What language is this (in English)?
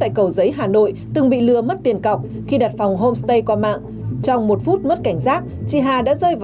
Vietnamese